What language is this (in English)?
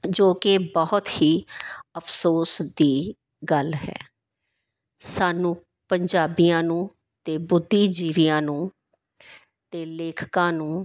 Punjabi